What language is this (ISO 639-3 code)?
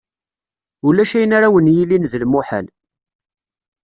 kab